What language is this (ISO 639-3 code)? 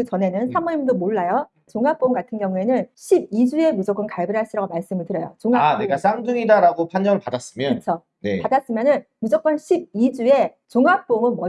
kor